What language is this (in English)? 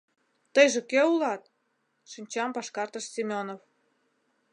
Mari